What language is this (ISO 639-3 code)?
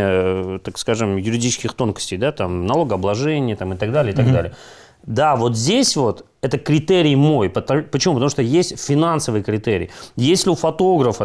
rus